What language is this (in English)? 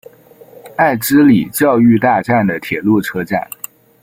Chinese